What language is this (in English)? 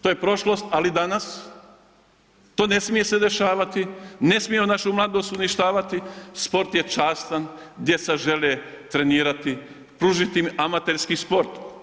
Croatian